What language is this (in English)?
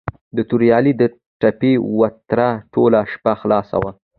Pashto